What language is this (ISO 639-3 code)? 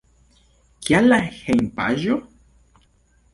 epo